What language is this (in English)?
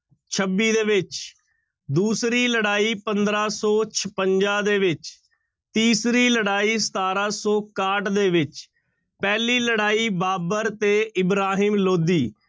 Punjabi